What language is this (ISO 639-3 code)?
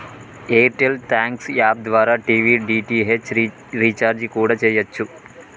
tel